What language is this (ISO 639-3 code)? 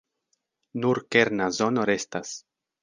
epo